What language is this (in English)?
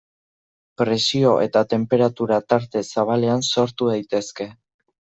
Basque